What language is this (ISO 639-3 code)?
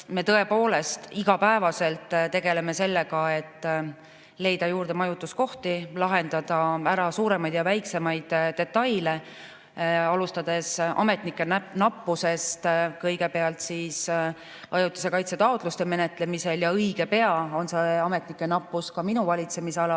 est